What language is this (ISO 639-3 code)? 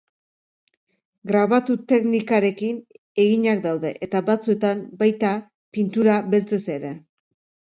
eus